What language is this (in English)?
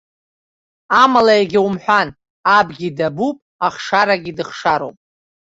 Abkhazian